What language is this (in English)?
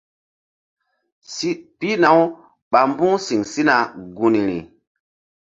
Mbum